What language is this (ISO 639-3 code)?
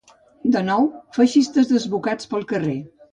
cat